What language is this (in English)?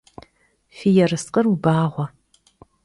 Kabardian